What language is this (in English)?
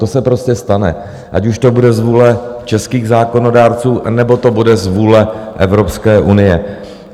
Czech